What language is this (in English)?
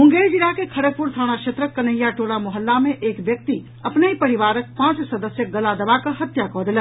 Maithili